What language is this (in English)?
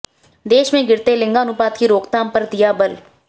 Hindi